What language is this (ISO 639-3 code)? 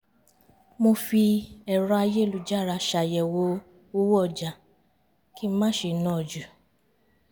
yor